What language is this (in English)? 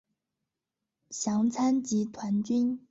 Chinese